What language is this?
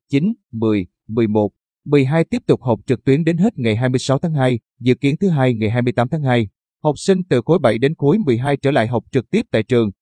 Vietnamese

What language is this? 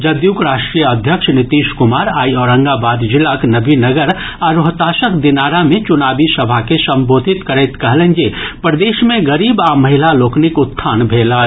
Maithili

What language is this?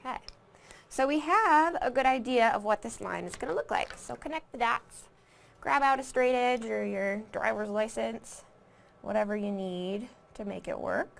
English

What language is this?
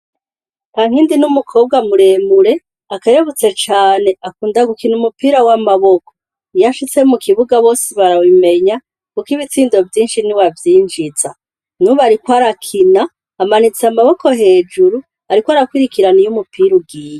Rundi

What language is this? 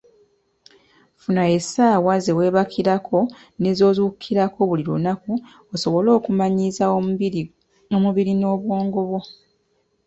Ganda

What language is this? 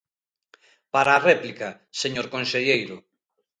Galician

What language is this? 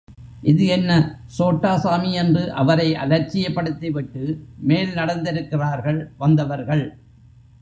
Tamil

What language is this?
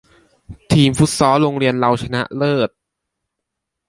Thai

